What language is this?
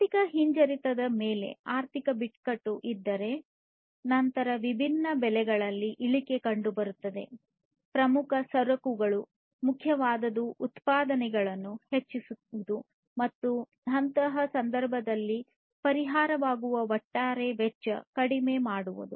Kannada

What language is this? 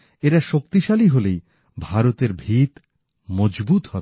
Bangla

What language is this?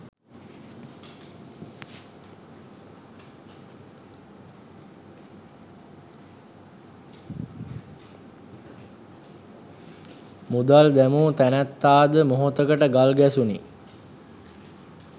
Sinhala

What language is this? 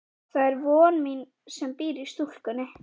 Icelandic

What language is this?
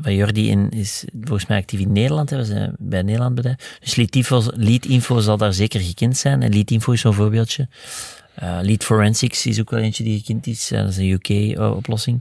Dutch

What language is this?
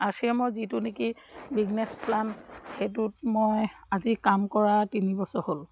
Assamese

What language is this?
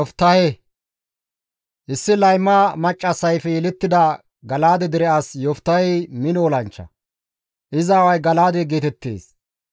Gamo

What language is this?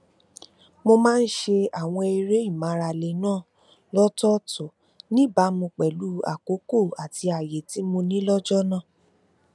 Yoruba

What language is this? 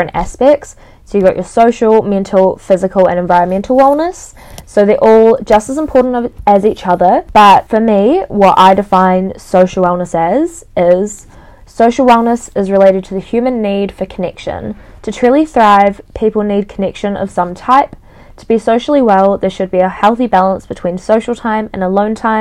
English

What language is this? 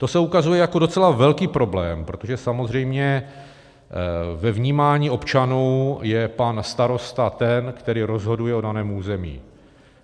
Czech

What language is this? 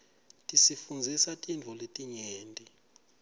Swati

